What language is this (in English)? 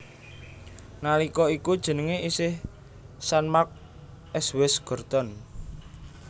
Javanese